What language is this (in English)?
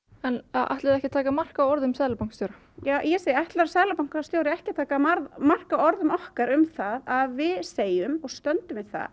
Icelandic